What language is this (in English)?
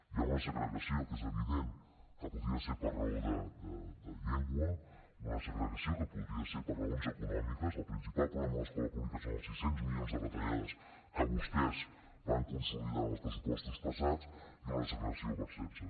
Catalan